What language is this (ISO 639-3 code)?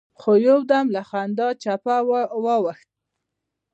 pus